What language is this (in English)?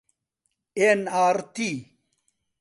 Central Kurdish